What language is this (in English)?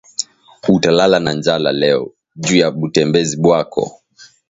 Swahili